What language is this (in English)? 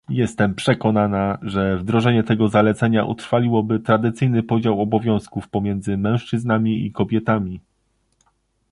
Polish